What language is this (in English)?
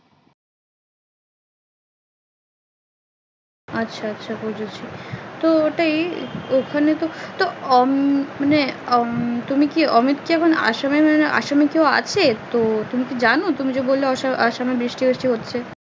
Bangla